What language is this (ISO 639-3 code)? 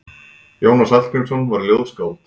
isl